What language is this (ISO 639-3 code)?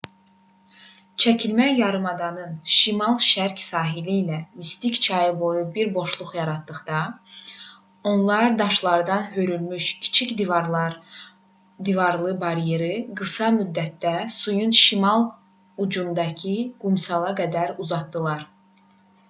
aze